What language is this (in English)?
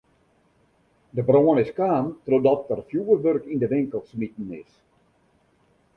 Western Frisian